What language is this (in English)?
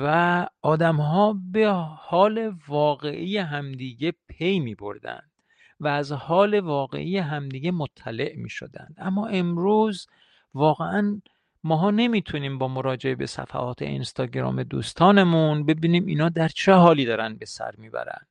Persian